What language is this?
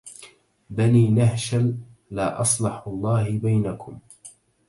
Arabic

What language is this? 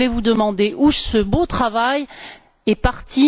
French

